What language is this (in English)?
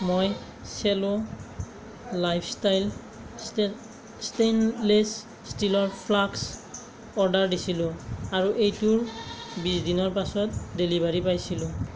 Assamese